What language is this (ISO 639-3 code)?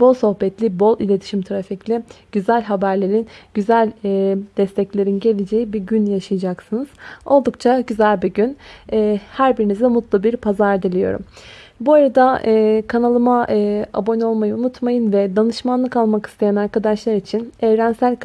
tur